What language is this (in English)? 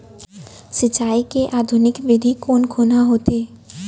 Chhattisgarhi